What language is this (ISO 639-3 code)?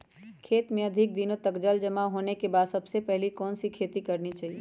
mag